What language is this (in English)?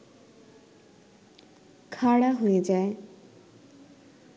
Bangla